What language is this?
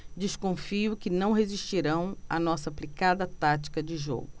Portuguese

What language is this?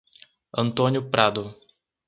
Portuguese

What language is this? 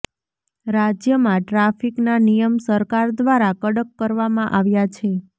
Gujarati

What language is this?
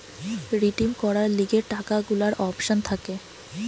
Bangla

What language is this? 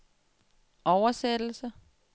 Danish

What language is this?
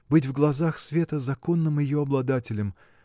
Russian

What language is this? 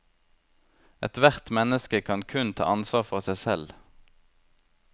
Norwegian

